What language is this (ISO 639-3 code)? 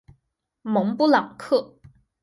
zho